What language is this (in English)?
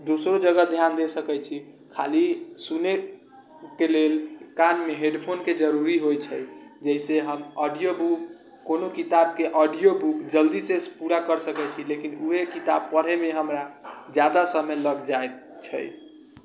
Maithili